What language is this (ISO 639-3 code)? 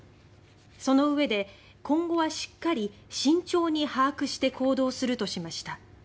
jpn